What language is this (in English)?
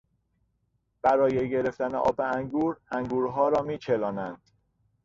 Persian